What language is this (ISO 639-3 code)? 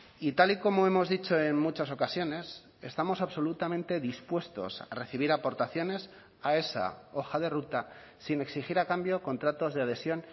spa